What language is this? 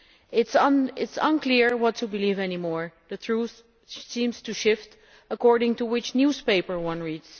English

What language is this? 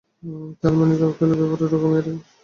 Bangla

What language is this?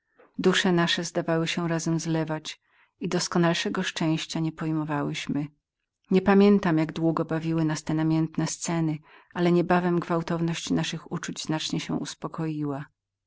Polish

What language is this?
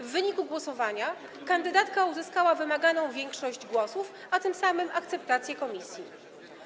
Polish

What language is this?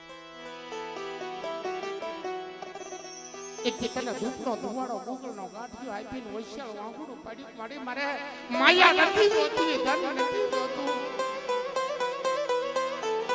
Thai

